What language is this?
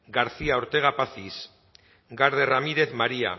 Basque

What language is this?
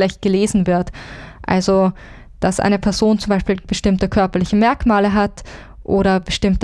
German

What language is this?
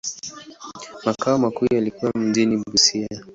Swahili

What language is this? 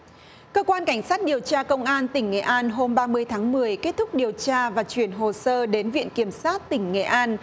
Vietnamese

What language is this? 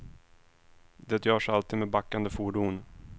Swedish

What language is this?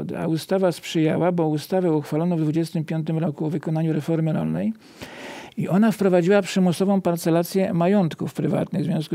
Polish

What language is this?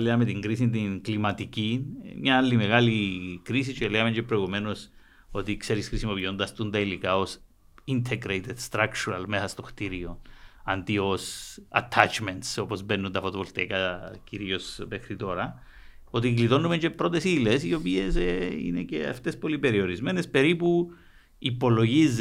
Greek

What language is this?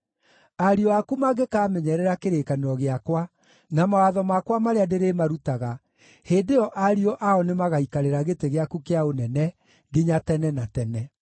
Kikuyu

